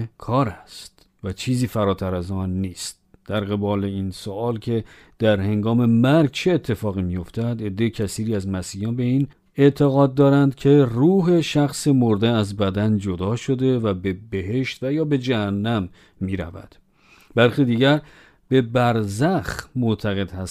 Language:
Persian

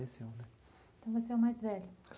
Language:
Portuguese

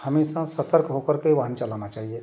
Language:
Hindi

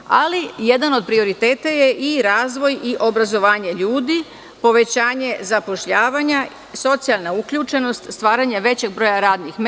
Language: Serbian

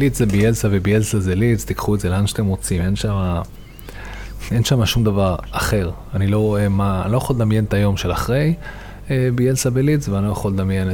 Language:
Hebrew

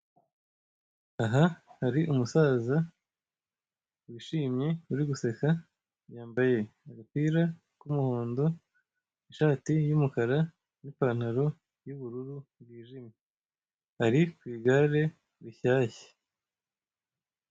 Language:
Kinyarwanda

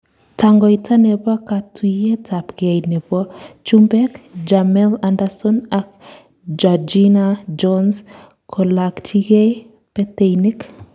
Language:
Kalenjin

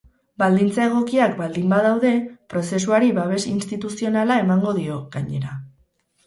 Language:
Basque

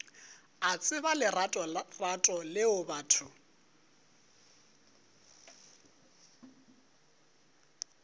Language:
Northern Sotho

